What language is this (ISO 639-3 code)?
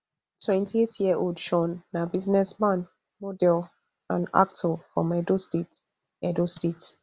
pcm